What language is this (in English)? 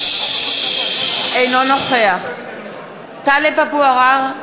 Hebrew